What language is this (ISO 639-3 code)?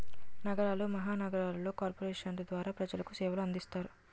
tel